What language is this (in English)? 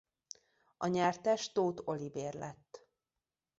Hungarian